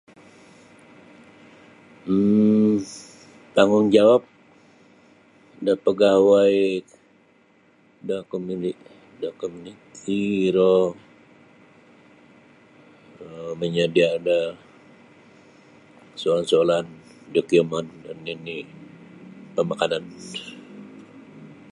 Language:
Sabah Bisaya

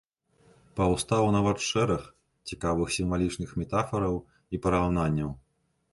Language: Belarusian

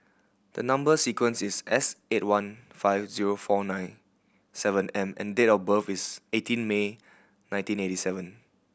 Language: English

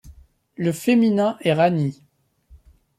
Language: French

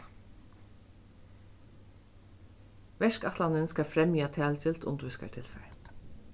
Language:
Faroese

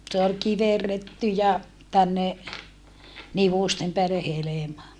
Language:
Finnish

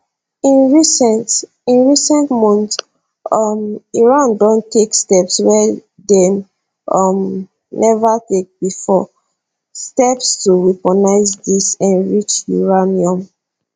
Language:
Nigerian Pidgin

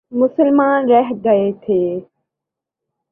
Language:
Urdu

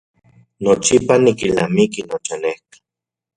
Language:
Central Puebla Nahuatl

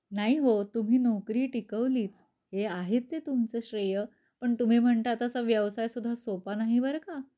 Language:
Marathi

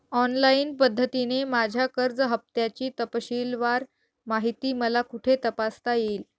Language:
Marathi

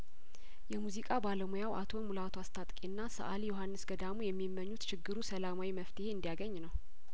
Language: Amharic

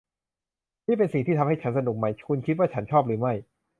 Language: Thai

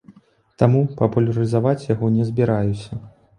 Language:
Belarusian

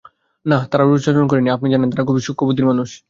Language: Bangla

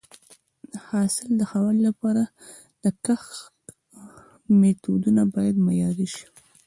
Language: Pashto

